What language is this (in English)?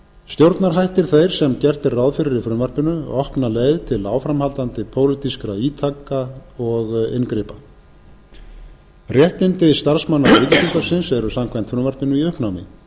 Icelandic